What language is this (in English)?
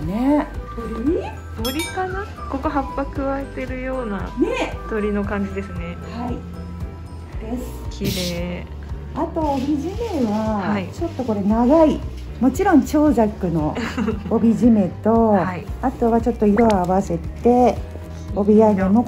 Japanese